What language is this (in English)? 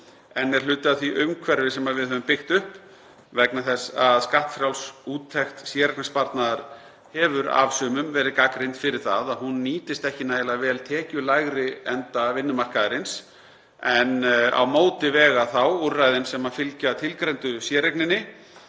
Icelandic